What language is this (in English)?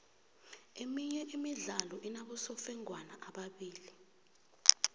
South Ndebele